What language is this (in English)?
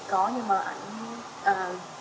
Vietnamese